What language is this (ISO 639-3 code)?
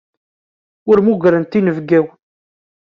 kab